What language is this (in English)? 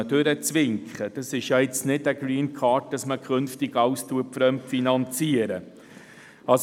Swiss German